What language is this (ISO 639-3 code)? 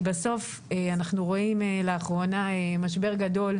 heb